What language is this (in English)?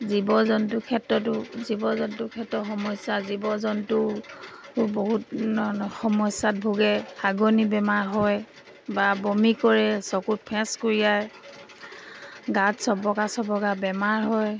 Assamese